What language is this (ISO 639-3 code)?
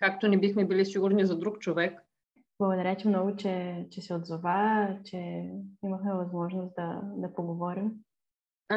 bul